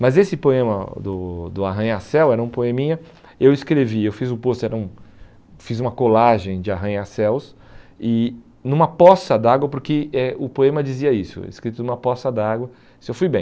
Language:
Portuguese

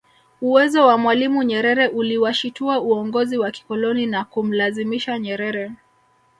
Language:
Swahili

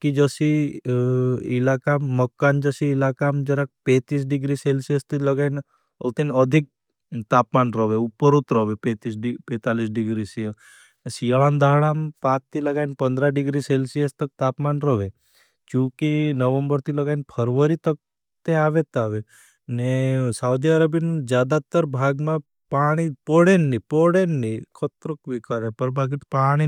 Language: Bhili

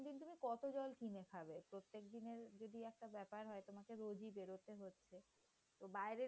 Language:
Bangla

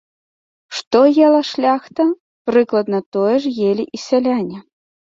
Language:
Belarusian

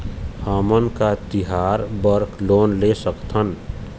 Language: Chhattisgarhi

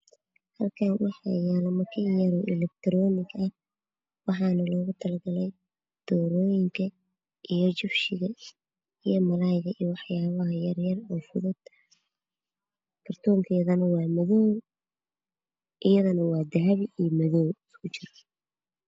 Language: Somali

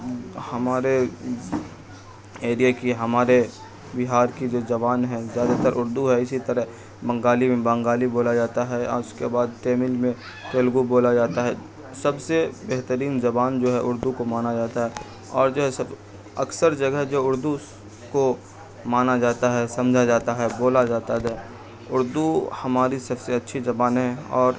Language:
Urdu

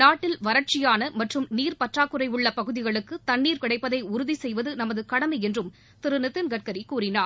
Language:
Tamil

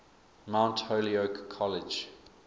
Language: English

